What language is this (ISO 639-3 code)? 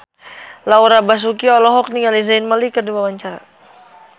sun